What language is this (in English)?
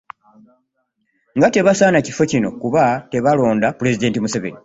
Ganda